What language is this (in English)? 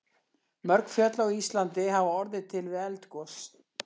Icelandic